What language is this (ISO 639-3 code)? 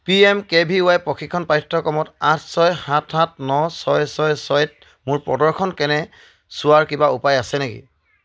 asm